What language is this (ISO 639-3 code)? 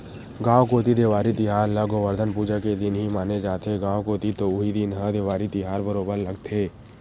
hne